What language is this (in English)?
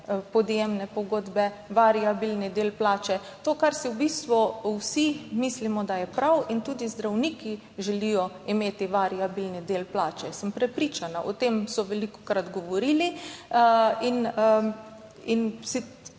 Slovenian